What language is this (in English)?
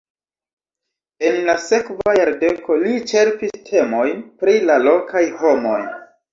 Esperanto